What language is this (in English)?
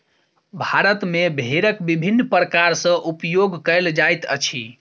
Maithili